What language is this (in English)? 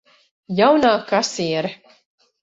Latvian